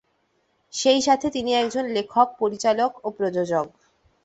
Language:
Bangla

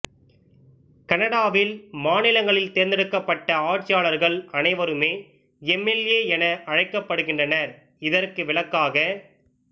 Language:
Tamil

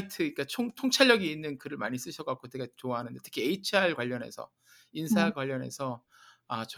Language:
Korean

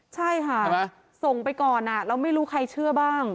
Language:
Thai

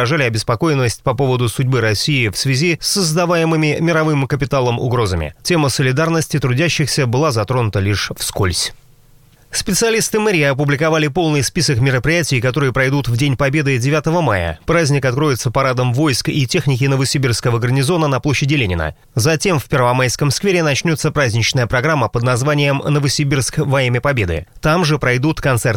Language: Russian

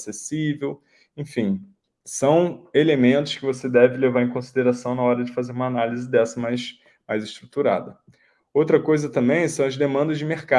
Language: Portuguese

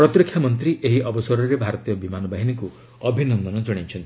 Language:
Odia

